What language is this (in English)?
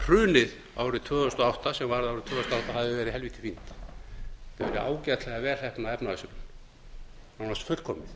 Icelandic